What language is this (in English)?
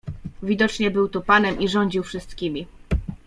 Polish